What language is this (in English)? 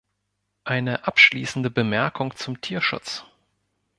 German